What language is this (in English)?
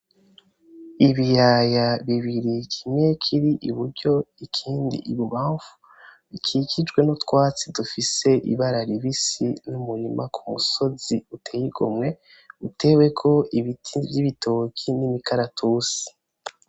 Rundi